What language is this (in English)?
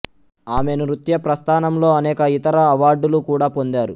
Telugu